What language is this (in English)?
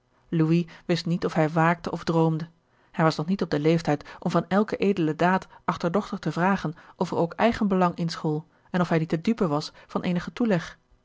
Dutch